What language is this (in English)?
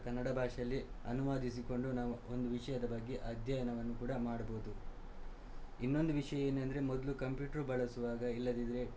Kannada